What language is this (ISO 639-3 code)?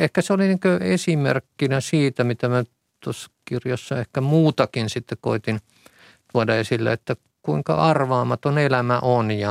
fin